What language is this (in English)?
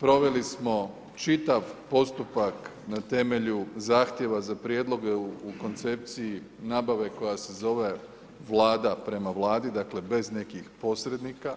Croatian